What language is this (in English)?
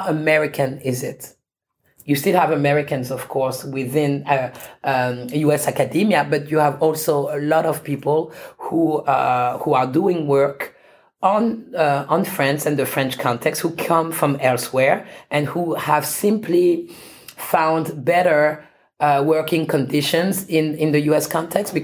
English